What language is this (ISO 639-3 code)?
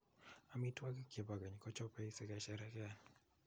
kln